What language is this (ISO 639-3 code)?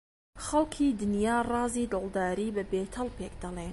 ckb